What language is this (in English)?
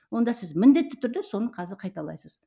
Kazakh